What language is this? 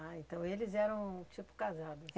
Portuguese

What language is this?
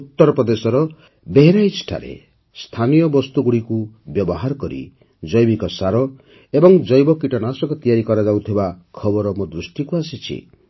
Odia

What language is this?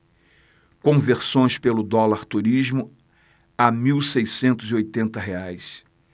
Portuguese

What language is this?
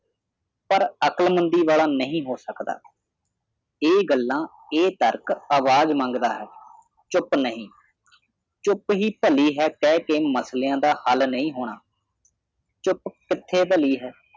Punjabi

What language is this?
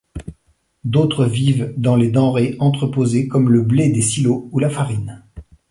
French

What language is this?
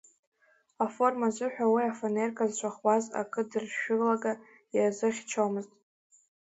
Abkhazian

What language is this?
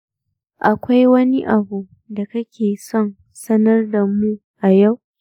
Hausa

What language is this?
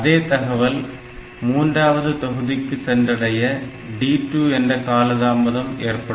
Tamil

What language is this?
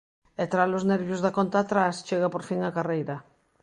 Galician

